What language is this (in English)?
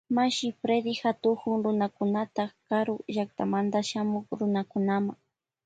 Loja Highland Quichua